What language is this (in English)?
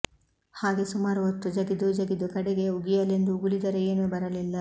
Kannada